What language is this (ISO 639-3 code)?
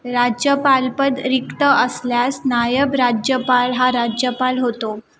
mar